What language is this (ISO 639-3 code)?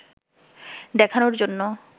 ben